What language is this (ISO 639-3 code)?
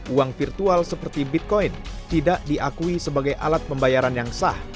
ind